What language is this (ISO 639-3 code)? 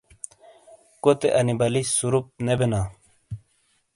scl